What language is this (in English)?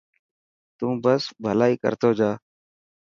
Dhatki